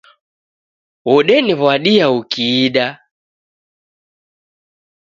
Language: Taita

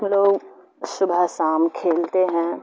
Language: Urdu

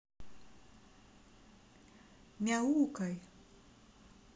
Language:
Russian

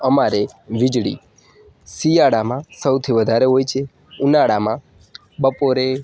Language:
Gujarati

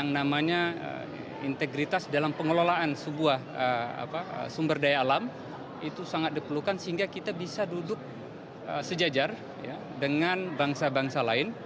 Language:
Indonesian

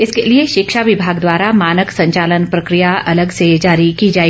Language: Hindi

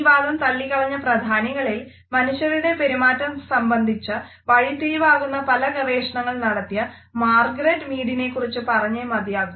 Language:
Malayalam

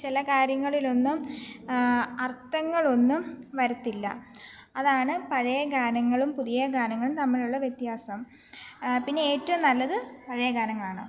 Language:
Malayalam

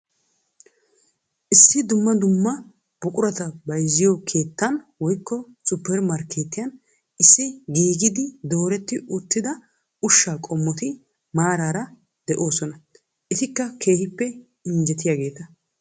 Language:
Wolaytta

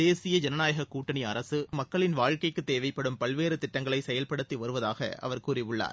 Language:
Tamil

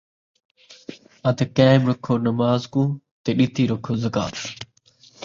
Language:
Saraiki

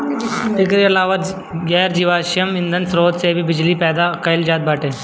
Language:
Bhojpuri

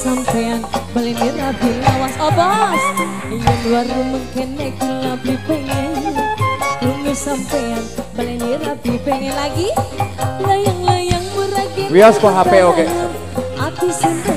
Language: Indonesian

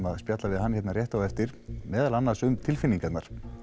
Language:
Icelandic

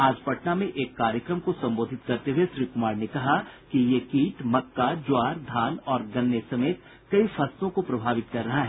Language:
Hindi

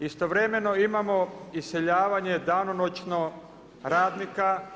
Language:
Croatian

